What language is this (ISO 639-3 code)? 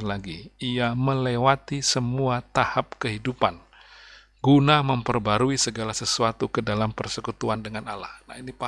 ind